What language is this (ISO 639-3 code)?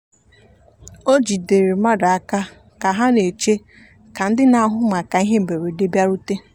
ibo